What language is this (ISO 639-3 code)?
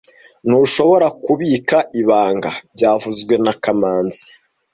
kin